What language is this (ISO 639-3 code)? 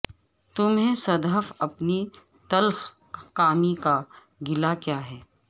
urd